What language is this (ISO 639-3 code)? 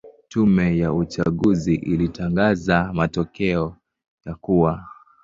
swa